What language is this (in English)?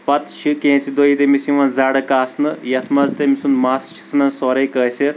Kashmiri